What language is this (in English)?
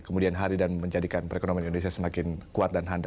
Indonesian